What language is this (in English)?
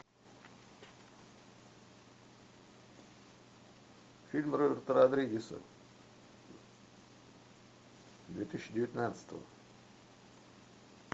Russian